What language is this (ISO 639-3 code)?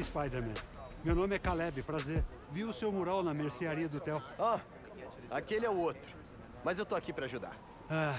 por